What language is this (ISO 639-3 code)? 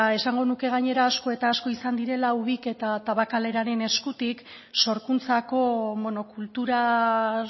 eus